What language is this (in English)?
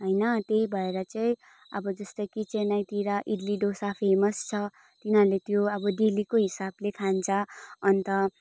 Nepali